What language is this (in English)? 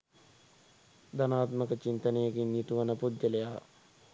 Sinhala